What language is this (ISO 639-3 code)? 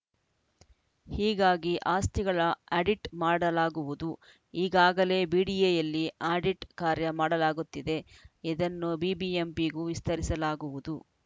kan